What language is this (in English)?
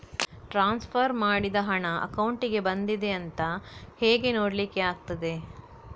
Kannada